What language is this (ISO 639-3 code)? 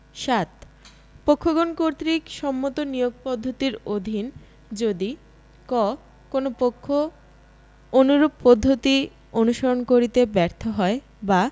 ben